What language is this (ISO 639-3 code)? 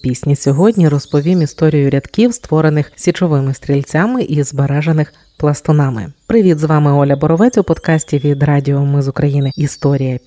ukr